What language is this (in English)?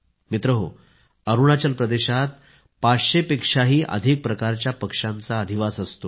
Marathi